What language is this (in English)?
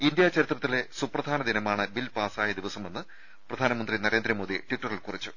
Malayalam